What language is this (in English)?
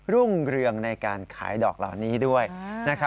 Thai